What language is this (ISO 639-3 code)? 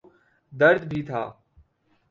urd